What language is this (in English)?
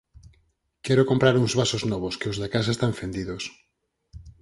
Galician